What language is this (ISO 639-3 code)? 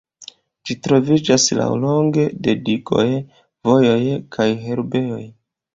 epo